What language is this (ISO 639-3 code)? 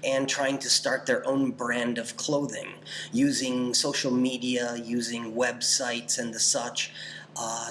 eng